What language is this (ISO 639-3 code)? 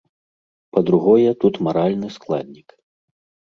bel